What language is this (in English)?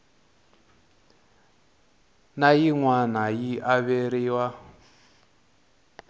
Tsonga